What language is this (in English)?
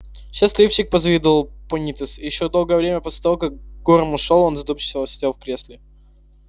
Russian